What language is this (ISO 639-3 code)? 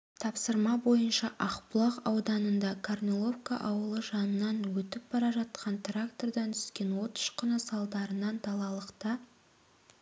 kaz